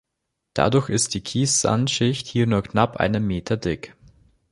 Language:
German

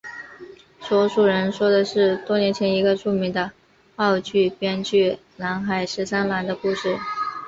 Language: Chinese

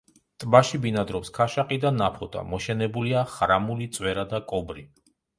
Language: Georgian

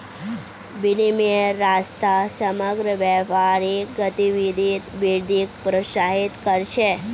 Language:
Magahi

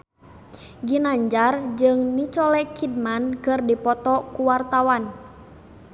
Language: Sundanese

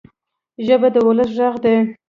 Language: Pashto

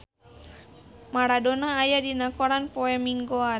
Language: Sundanese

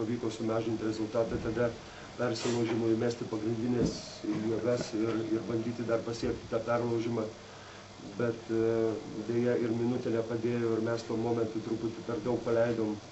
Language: Lithuanian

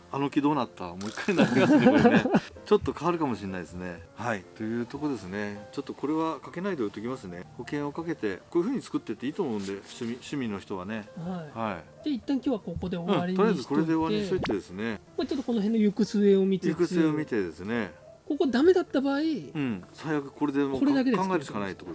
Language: Japanese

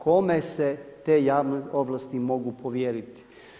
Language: Croatian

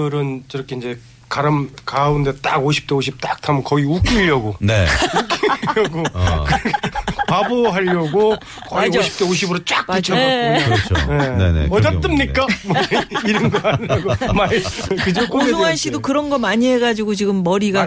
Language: Korean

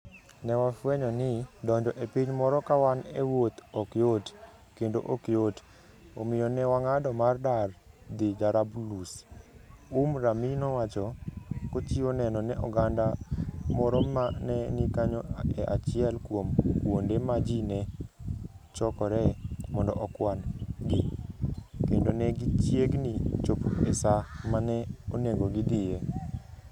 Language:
Luo (Kenya and Tanzania)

